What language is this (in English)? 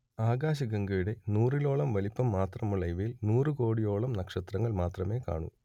Malayalam